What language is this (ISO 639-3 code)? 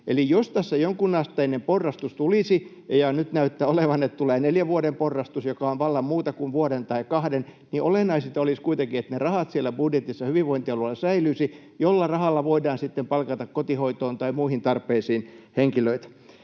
fin